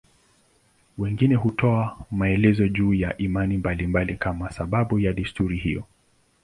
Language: Swahili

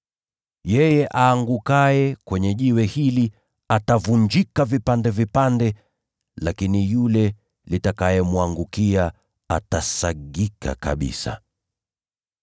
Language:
Swahili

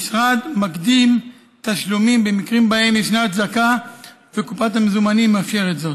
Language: Hebrew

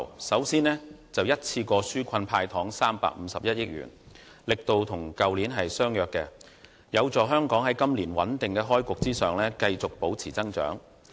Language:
Cantonese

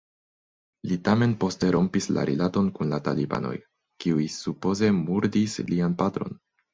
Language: Esperanto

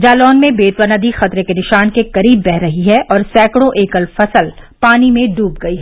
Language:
Hindi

